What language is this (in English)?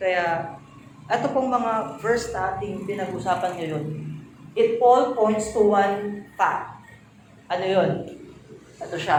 Filipino